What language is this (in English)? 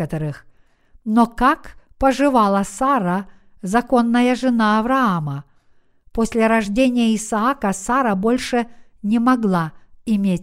Russian